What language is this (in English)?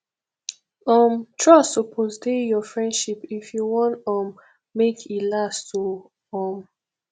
Nigerian Pidgin